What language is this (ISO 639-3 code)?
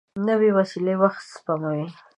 pus